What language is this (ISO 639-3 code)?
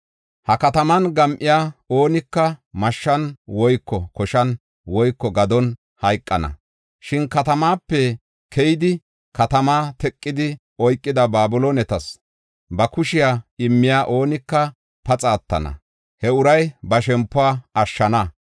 gof